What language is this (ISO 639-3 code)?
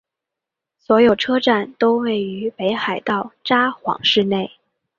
zho